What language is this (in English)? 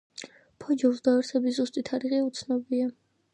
Georgian